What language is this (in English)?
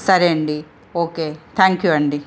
Telugu